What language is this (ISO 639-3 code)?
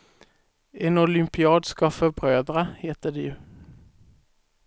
swe